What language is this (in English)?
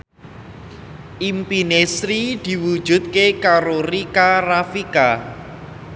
Javanese